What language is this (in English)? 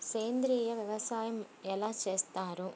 Telugu